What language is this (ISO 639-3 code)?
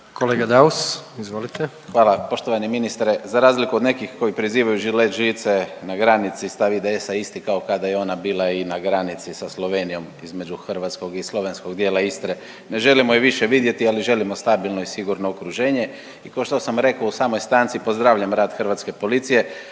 hrv